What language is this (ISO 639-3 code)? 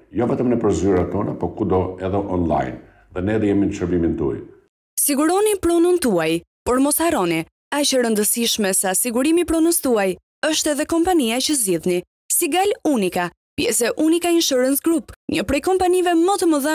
ron